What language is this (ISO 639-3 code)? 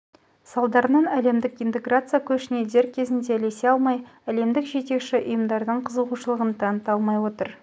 kaz